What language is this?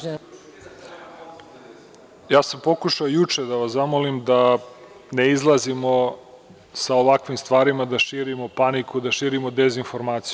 Serbian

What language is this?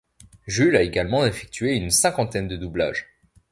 French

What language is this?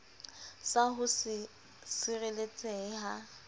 Southern Sotho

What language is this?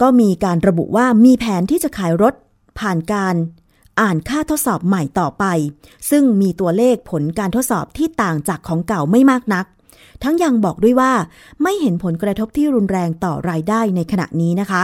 Thai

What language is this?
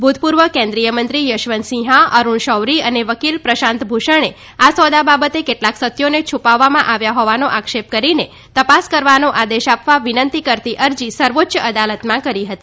Gujarati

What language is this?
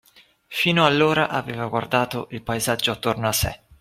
Italian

